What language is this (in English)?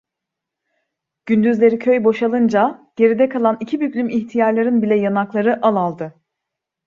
Turkish